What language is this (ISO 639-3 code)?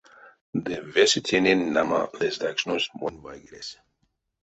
myv